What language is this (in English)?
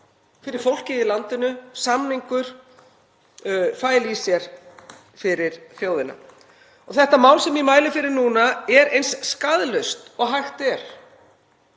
Icelandic